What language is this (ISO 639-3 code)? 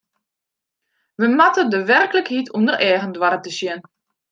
fry